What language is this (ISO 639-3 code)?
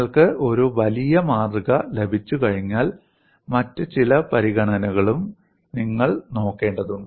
mal